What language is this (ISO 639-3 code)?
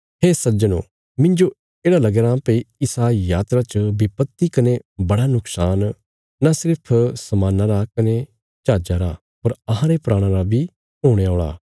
kfs